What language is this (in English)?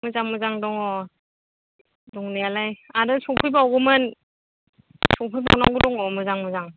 Bodo